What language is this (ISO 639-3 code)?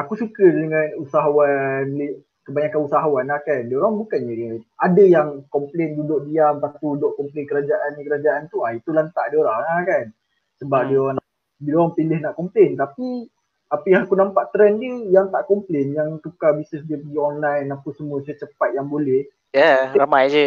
msa